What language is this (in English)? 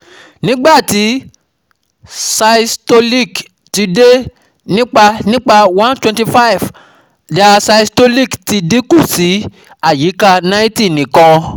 Yoruba